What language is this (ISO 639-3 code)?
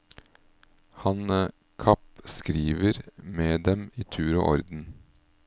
nor